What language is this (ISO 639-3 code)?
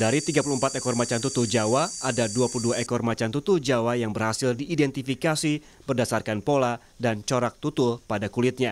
ind